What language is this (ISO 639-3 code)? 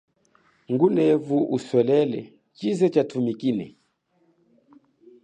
cjk